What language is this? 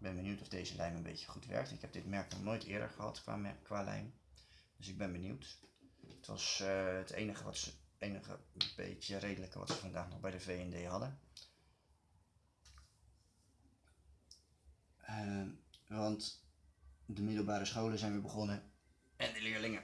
Dutch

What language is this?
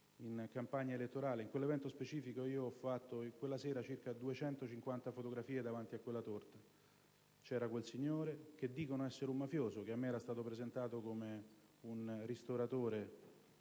Italian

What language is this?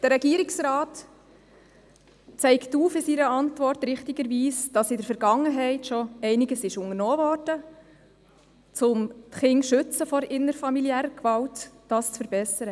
Swiss German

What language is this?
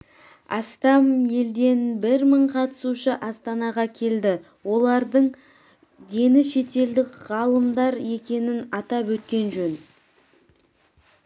Kazakh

